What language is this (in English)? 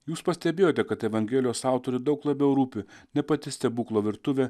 Lithuanian